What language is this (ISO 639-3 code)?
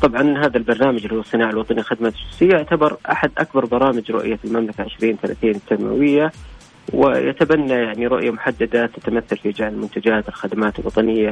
ara